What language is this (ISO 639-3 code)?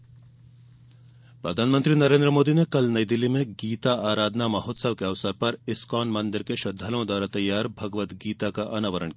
hin